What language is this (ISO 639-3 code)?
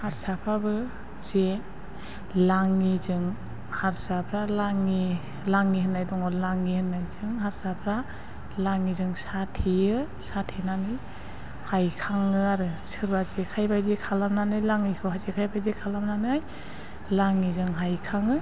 brx